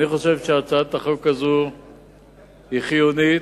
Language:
Hebrew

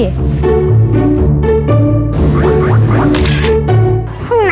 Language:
Thai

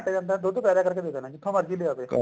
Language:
Punjabi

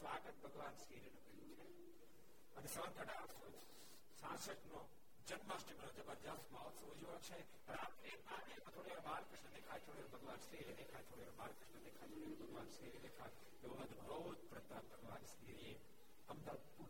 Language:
Gujarati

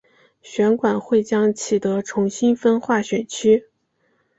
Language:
Chinese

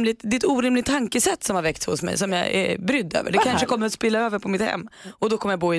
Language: Swedish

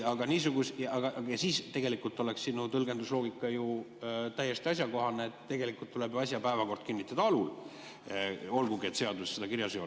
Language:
Estonian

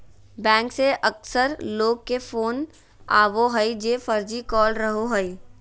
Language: Magahi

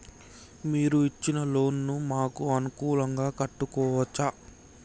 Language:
Telugu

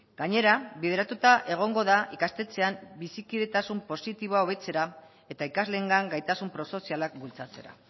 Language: Basque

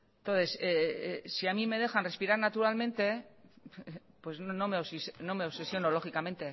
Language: Spanish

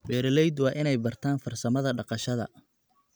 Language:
Somali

